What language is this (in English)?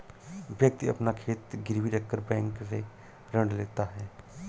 Hindi